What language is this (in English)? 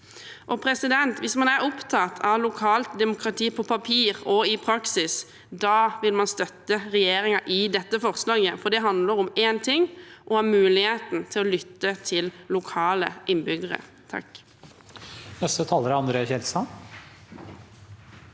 Norwegian